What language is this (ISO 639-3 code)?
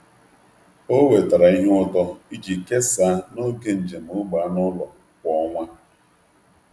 ibo